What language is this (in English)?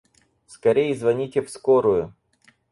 Russian